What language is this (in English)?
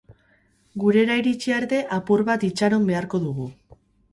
Basque